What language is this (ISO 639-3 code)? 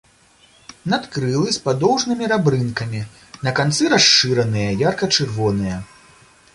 bel